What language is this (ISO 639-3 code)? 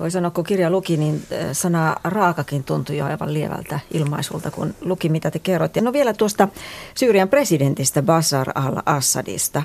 fin